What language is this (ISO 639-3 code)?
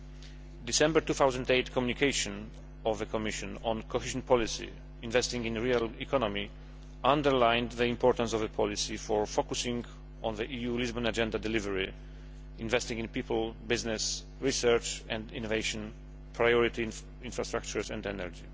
eng